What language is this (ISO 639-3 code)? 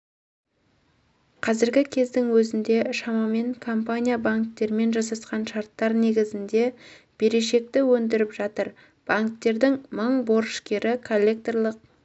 kaz